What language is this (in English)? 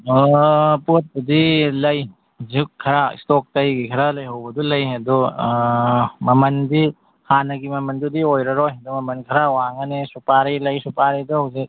Manipuri